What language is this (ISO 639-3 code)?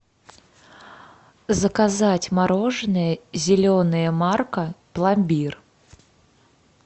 rus